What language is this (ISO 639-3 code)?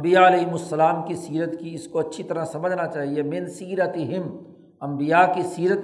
urd